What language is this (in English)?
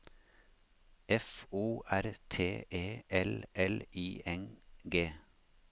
Norwegian